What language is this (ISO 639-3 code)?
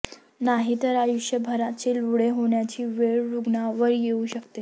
mar